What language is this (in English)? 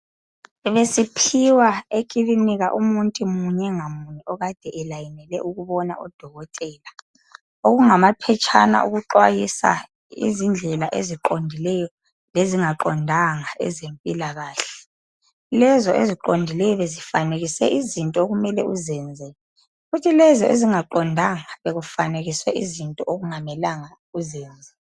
North Ndebele